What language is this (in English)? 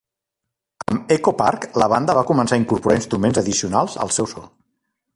Catalan